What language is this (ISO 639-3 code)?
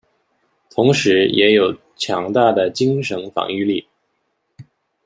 zho